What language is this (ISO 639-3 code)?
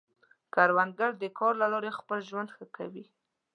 pus